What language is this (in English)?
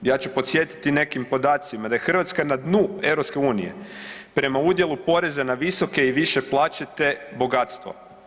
Croatian